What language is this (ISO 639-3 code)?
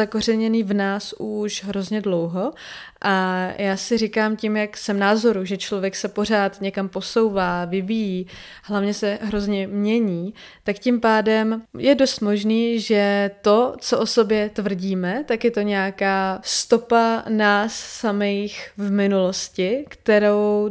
ces